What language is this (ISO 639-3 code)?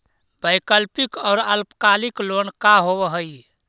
mag